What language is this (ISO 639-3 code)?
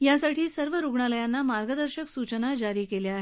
mar